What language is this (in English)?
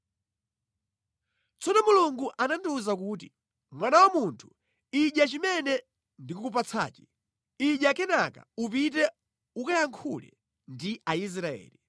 Nyanja